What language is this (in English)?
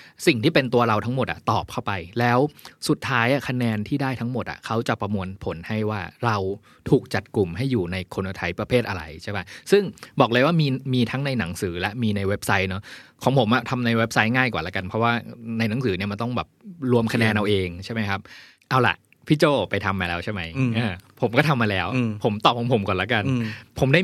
Thai